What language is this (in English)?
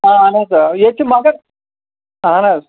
Kashmiri